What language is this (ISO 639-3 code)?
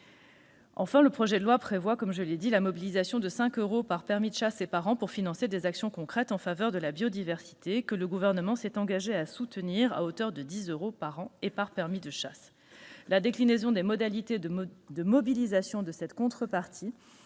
fra